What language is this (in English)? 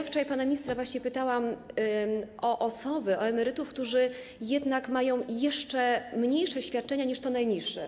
Polish